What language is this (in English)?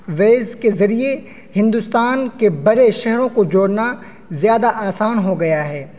Urdu